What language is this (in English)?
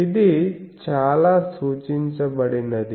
Telugu